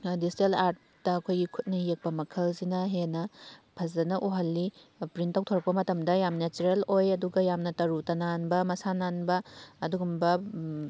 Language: Manipuri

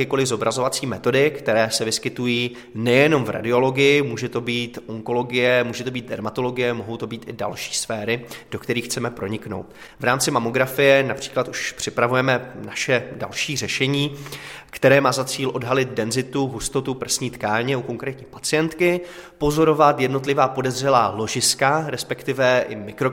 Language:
Czech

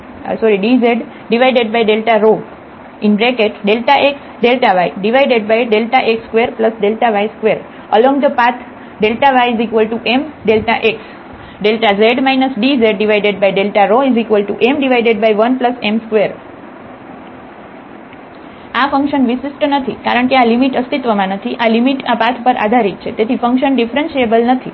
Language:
Gujarati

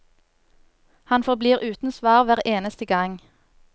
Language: Norwegian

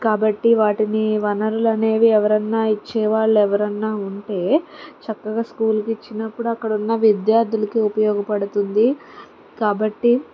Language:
Telugu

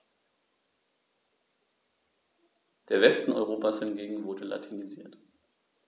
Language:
German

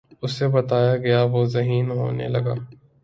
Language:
Urdu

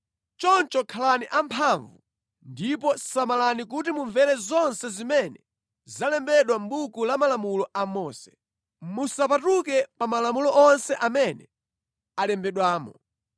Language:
Nyanja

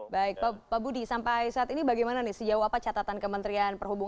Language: Indonesian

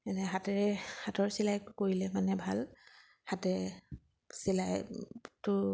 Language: Assamese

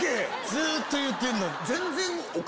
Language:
Japanese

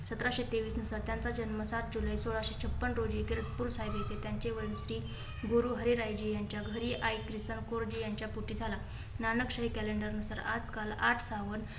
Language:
Marathi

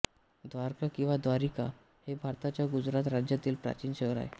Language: Marathi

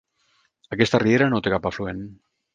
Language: Catalan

